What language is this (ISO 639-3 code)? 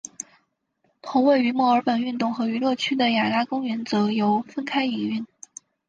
zho